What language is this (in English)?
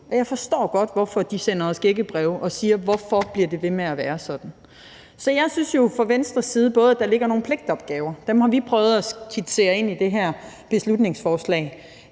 Danish